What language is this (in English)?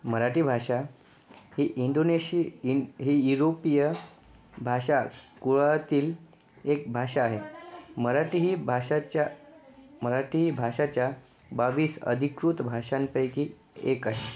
Marathi